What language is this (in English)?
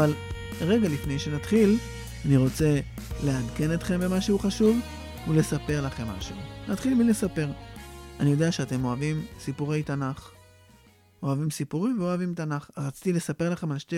Hebrew